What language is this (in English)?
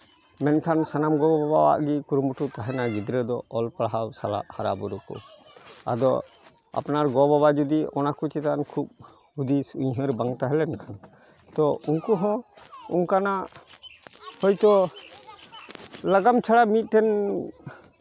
Santali